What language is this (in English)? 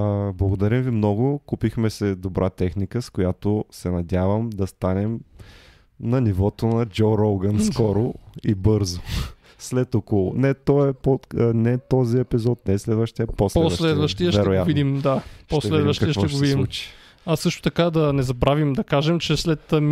Bulgarian